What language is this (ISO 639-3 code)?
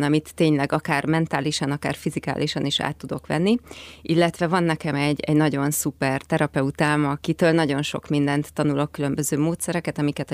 hun